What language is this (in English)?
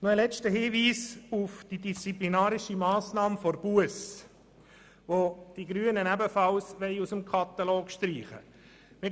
Swiss German